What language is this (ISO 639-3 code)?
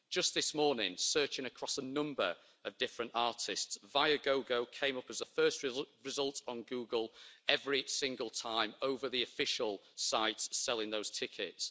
eng